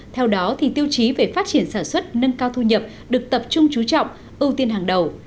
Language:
Vietnamese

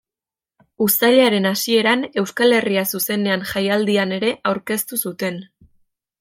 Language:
Basque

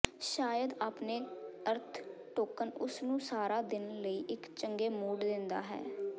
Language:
Punjabi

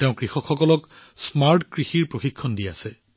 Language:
Assamese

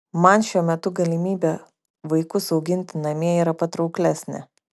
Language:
Lithuanian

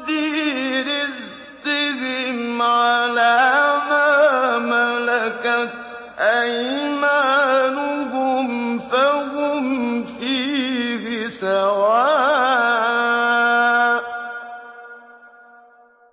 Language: Arabic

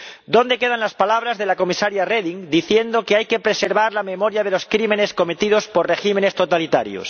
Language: Spanish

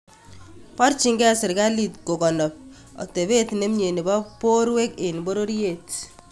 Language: Kalenjin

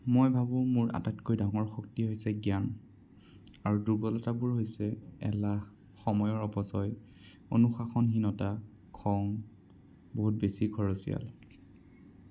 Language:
Assamese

